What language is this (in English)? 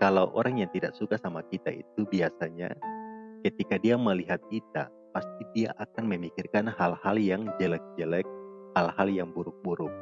Indonesian